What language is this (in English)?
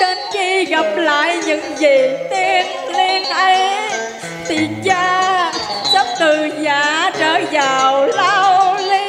Vietnamese